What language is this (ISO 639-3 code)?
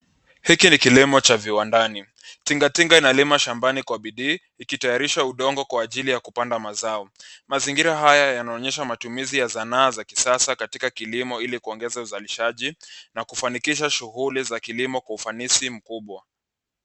swa